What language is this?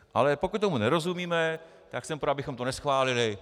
Czech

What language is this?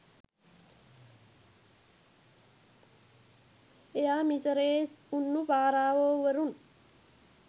Sinhala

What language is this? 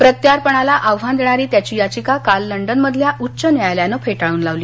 Marathi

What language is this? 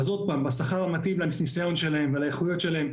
Hebrew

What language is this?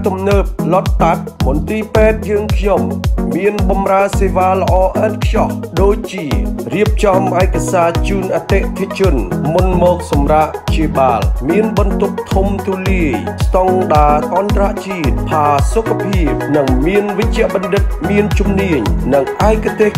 Thai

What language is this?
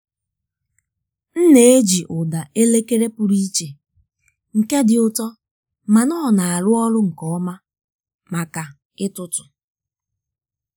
Igbo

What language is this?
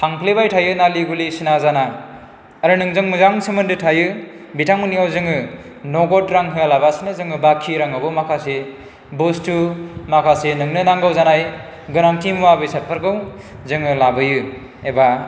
Bodo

